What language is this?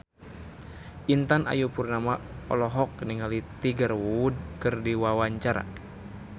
Sundanese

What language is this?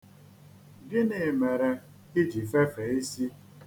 Igbo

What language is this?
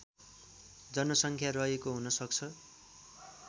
Nepali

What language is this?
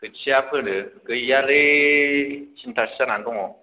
Bodo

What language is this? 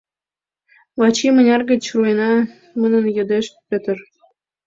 Mari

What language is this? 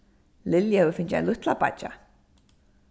Faroese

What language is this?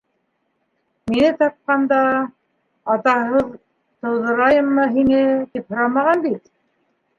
Bashkir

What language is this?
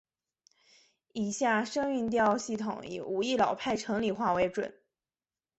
Chinese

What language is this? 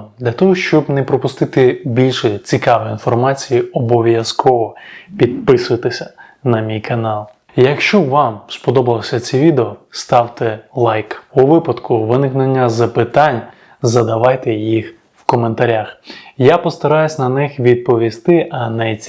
Ukrainian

